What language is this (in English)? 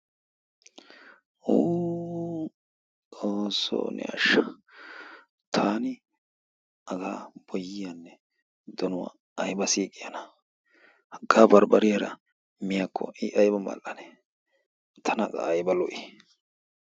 Wolaytta